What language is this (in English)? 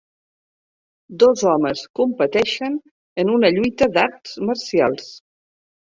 Catalan